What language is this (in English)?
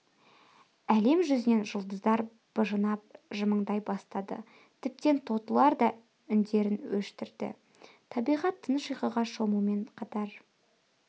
Kazakh